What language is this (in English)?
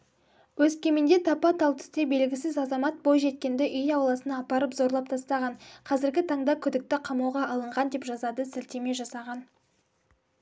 Kazakh